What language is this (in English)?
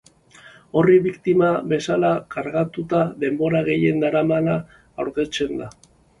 Basque